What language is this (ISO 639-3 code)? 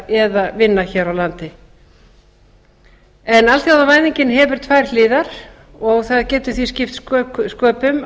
isl